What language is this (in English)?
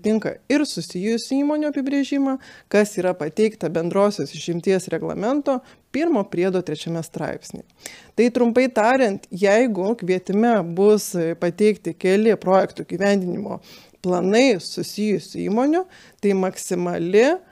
Lithuanian